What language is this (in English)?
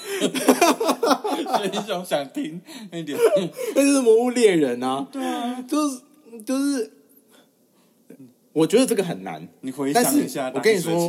Chinese